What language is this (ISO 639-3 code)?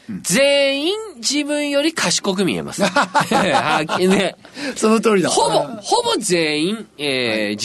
jpn